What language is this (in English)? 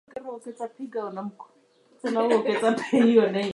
English